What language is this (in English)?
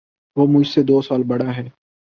Urdu